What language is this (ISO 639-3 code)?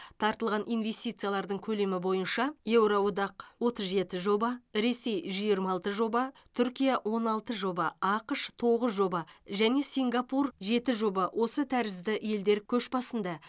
kaz